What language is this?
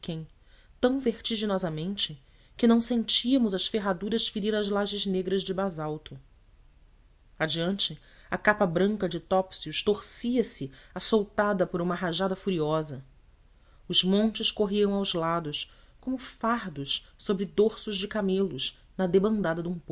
Portuguese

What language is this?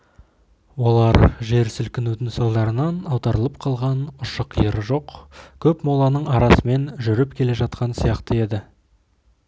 Kazakh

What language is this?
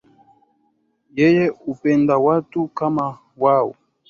Swahili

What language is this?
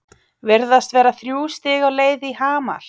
Icelandic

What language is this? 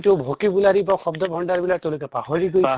Assamese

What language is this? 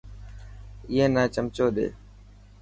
Dhatki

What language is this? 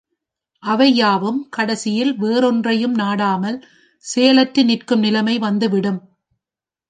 Tamil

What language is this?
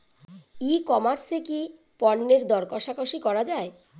Bangla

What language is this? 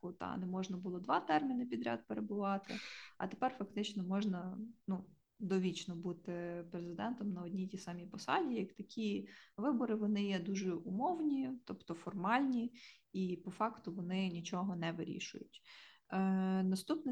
Ukrainian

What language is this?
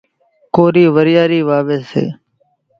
Kachi Koli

